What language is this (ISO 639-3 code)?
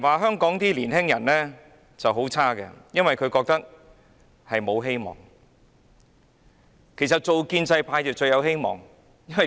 yue